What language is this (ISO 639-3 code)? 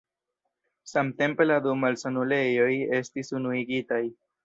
epo